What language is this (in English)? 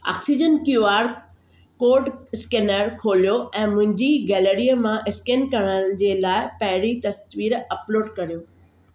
Sindhi